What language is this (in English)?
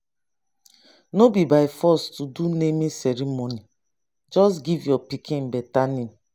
Nigerian Pidgin